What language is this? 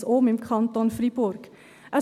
Swiss German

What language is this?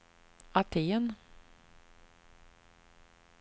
Swedish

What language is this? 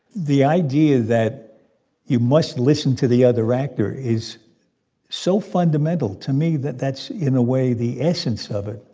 English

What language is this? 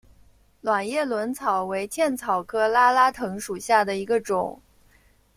Chinese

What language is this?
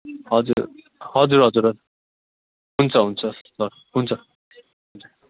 Nepali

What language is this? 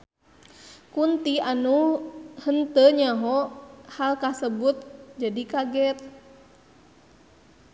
Sundanese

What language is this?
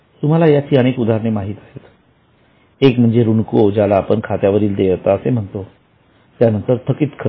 Marathi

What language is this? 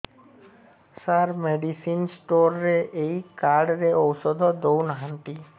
Odia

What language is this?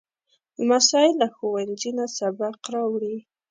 Pashto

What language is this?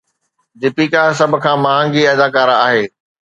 Sindhi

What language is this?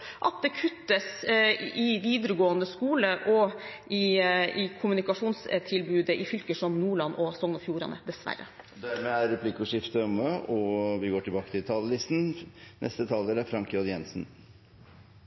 Norwegian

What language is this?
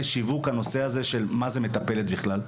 Hebrew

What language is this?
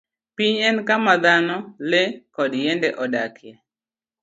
Luo (Kenya and Tanzania)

